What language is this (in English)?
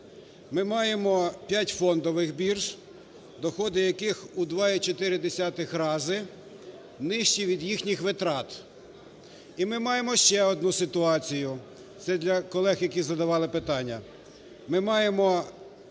Ukrainian